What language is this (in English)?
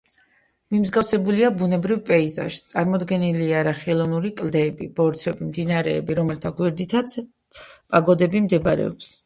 Georgian